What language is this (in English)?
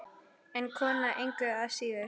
Icelandic